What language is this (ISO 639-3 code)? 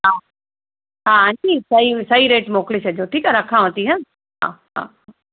snd